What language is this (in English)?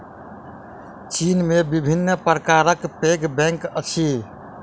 Maithili